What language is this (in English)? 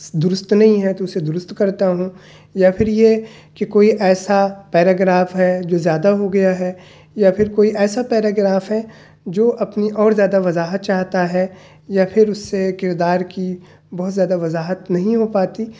Urdu